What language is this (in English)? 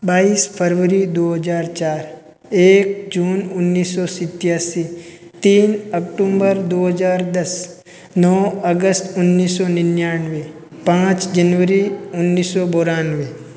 Hindi